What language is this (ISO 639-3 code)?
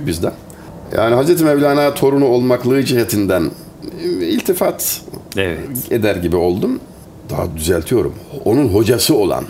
tur